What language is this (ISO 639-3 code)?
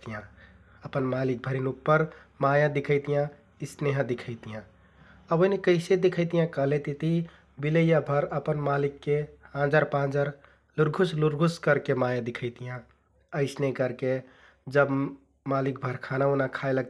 tkt